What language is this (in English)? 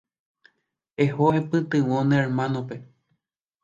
Guarani